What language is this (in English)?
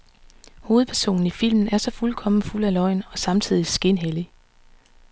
Danish